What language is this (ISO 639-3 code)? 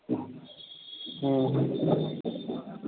mai